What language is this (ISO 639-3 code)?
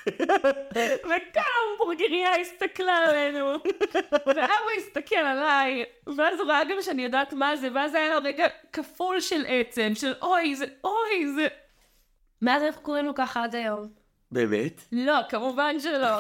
heb